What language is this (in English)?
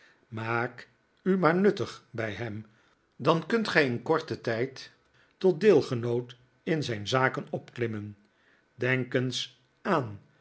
Dutch